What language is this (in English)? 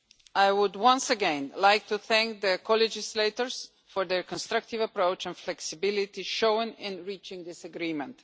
English